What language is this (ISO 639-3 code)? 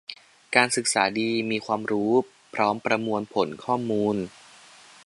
tha